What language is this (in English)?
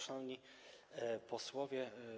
Polish